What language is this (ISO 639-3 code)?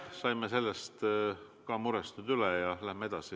est